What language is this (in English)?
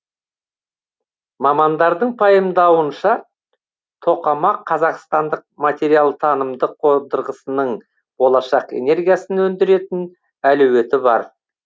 Kazakh